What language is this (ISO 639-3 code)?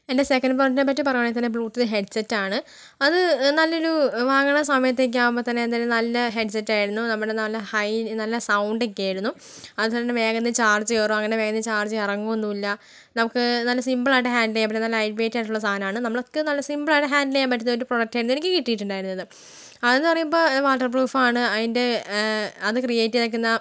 mal